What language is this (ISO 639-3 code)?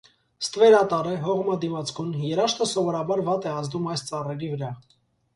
hye